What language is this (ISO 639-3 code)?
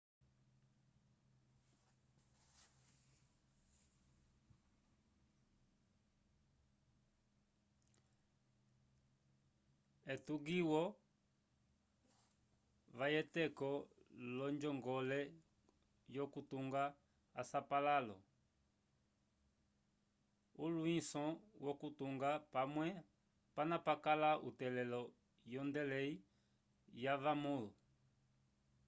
umb